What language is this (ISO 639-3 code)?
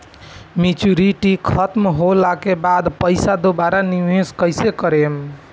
bho